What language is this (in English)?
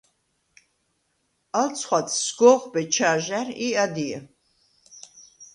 Svan